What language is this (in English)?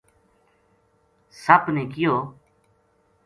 Gujari